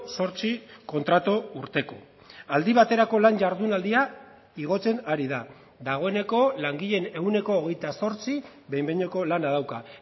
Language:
Basque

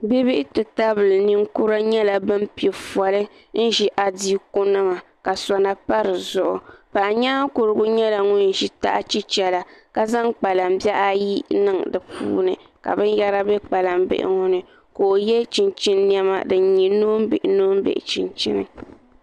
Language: Dagbani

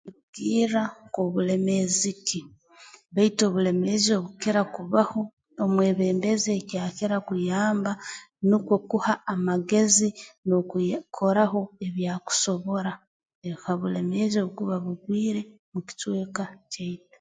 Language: Tooro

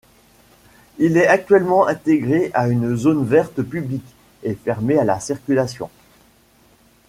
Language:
French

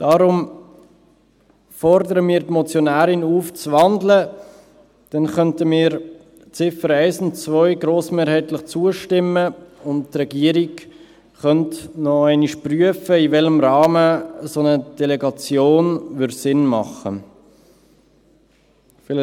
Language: Swiss German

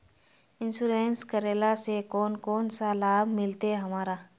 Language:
Magahi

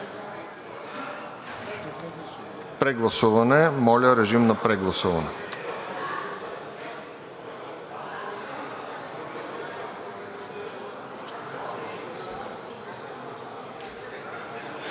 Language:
Bulgarian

